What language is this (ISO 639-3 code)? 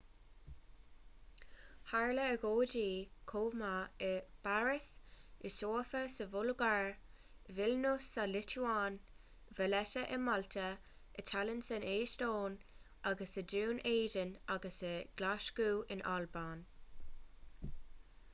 gle